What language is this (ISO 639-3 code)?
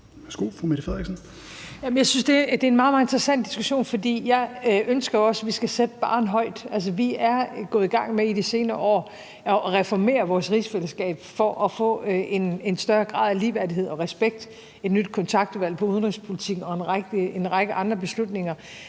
dan